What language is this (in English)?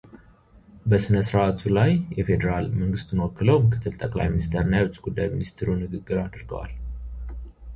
Amharic